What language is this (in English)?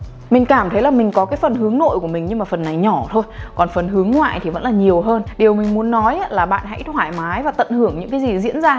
Vietnamese